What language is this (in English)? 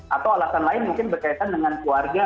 Indonesian